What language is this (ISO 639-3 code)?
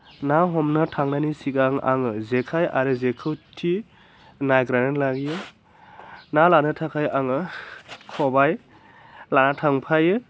brx